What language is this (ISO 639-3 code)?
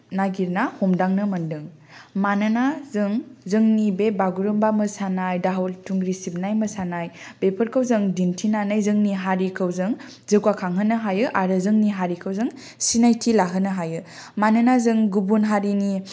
brx